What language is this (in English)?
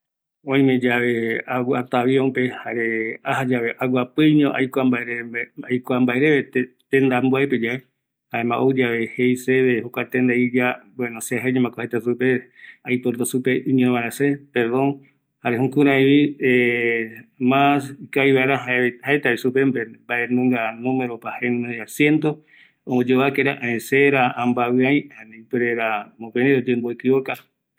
Eastern Bolivian Guaraní